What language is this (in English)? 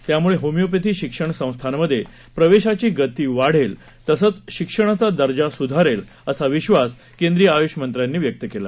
Marathi